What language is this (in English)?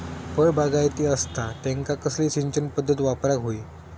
Marathi